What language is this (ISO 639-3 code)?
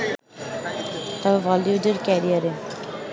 ben